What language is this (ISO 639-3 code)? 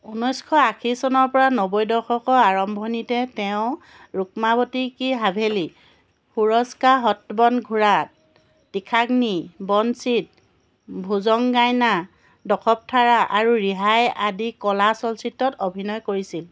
asm